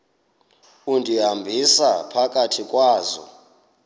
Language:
Xhosa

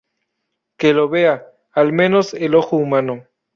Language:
Spanish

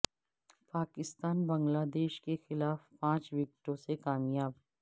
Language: Urdu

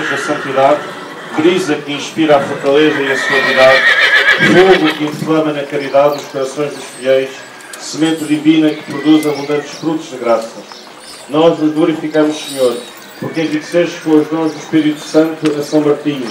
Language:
Portuguese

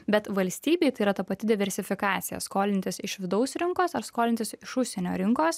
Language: Lithuanian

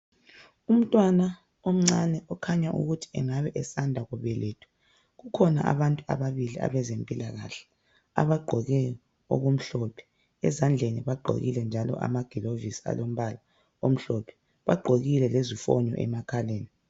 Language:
North Ndebele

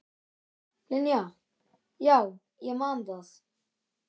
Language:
Icelandic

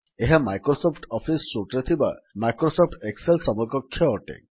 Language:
Odia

